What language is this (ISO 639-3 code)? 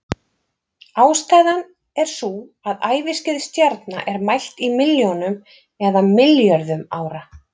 isl